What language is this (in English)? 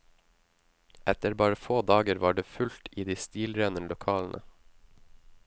Norwegian